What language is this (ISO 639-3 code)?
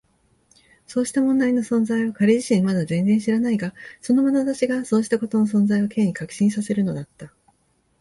jpn